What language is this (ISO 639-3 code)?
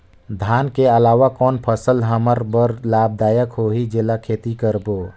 hne